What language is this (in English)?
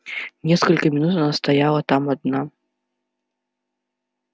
Russian